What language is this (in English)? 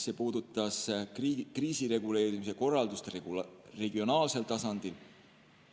Estonian